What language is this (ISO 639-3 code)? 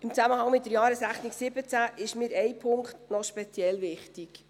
gsw